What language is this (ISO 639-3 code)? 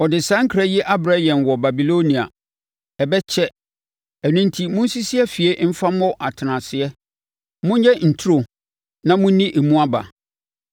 aka